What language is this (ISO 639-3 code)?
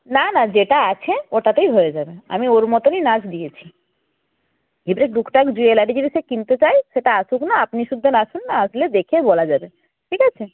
ben